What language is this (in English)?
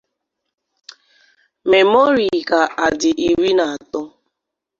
Igbo